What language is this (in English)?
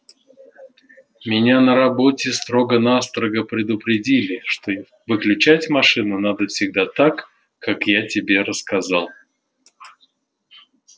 Russian